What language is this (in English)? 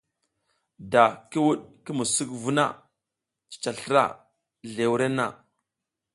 South Giziga